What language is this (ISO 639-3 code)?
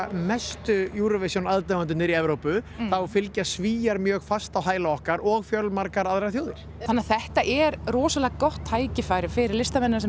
isl